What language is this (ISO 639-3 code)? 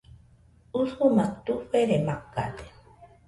hux